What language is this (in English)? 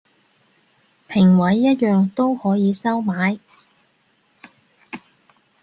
Cantonese